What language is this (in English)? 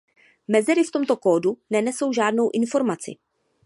Czech